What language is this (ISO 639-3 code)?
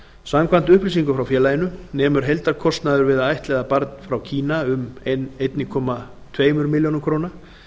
isl